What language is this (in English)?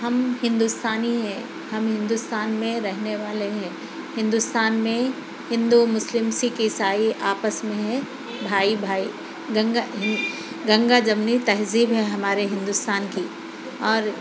Urdu